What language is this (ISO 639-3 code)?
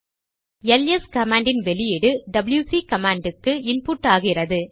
tam